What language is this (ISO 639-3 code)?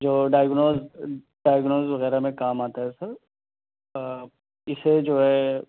urd